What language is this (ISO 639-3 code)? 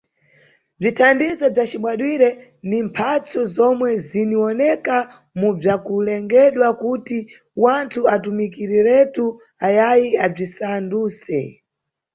nyu